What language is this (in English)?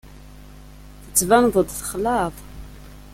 Kabyle